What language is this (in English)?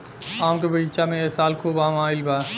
Bhojpuri